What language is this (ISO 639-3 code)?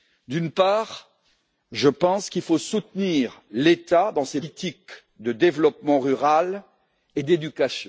fra